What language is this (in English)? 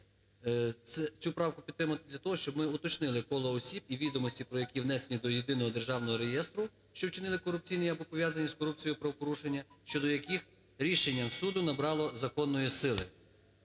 Ukrainian